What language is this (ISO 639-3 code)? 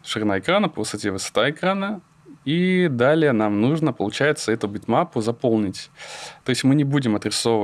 rus